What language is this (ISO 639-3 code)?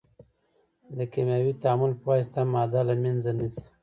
pus